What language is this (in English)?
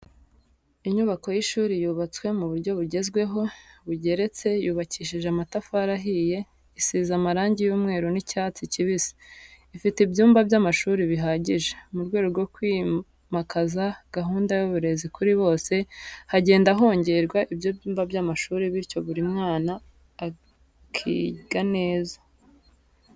Kinyarwanda